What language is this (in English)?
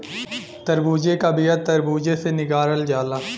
Bhojpuri